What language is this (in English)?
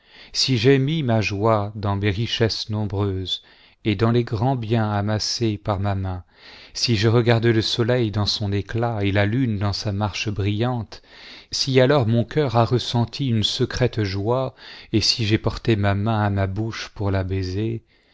French